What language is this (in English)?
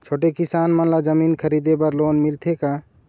Chhattisgarhi